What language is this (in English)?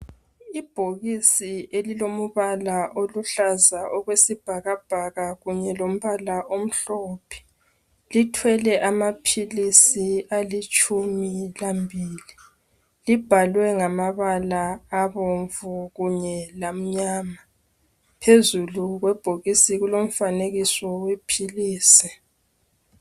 North Ndebele